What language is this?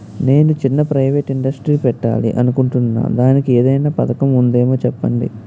Telugu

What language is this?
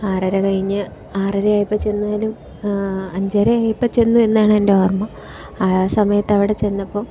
Malayalam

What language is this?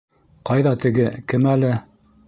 Bashkir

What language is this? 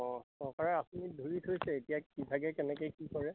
Assamese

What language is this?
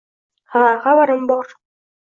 Uzbek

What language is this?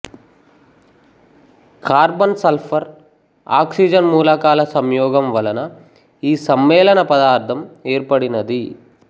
Telugu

